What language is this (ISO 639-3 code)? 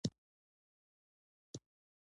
pus